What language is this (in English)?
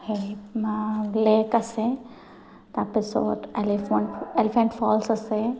Assamese